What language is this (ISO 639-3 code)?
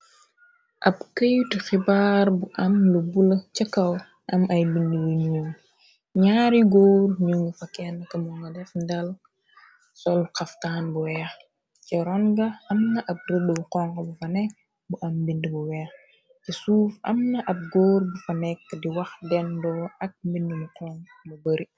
wol